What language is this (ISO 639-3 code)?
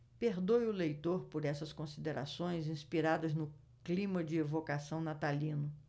por